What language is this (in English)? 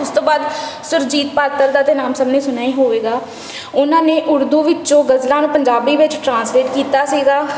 Punjabi